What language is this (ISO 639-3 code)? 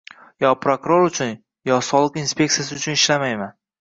uzb